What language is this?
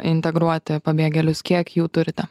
Lithuanian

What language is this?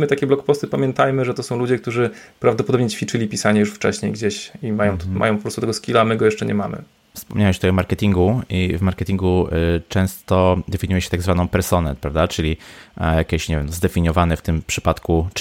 Polish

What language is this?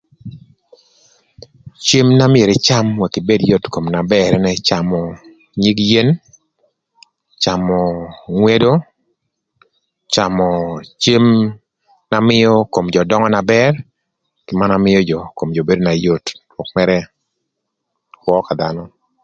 Thur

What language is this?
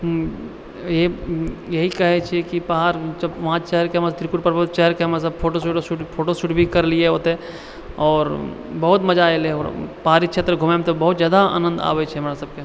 Maithili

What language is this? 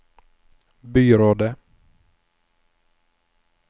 Norwegian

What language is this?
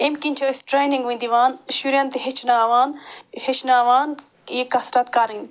Kashmiri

